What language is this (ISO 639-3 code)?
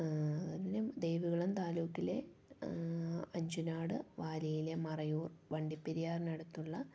mal